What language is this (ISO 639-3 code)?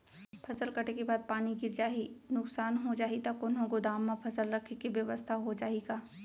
hne